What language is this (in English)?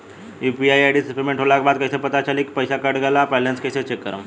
Bhojpuri